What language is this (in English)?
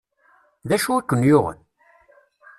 Kabyle